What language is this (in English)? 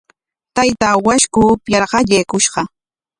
Corongo Ancash Quechua